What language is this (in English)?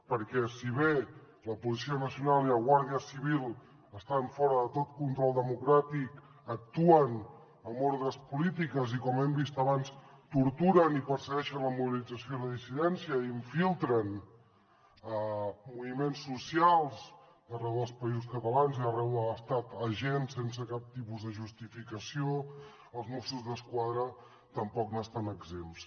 Catalan